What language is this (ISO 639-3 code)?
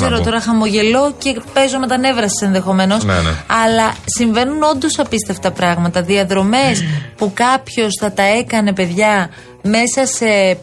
ell